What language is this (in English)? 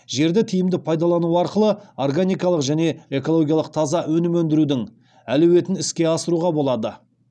Kazakh